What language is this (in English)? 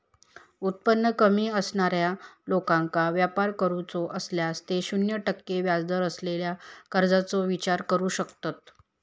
Marathi